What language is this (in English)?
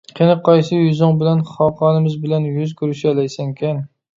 Uyghur